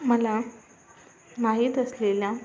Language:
Marathi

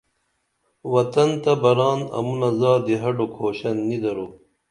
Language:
Dameli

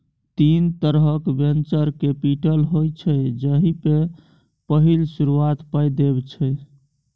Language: Maithili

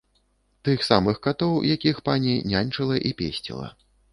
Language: Belarusian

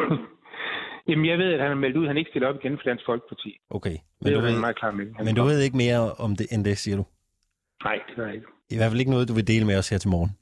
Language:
Danish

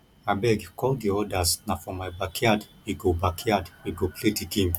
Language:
Nigerian Pidgin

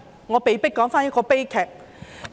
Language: Cantonese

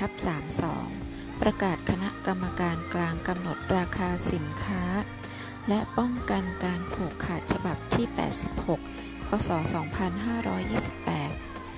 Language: Thai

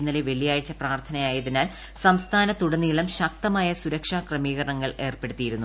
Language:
Malayalam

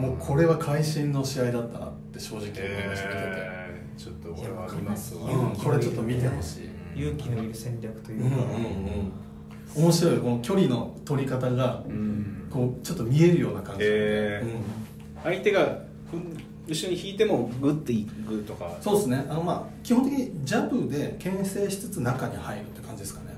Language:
Japanese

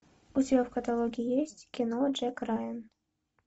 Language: Russian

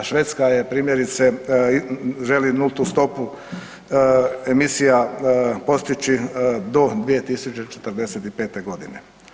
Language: Croatian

